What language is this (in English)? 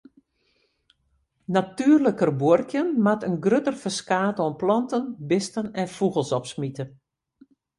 Western Frisian